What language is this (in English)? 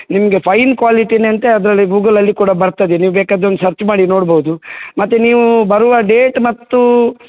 Kannada